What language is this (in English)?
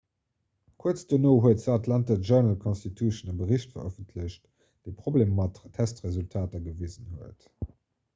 Luxembourgish